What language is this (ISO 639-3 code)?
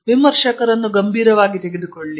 kan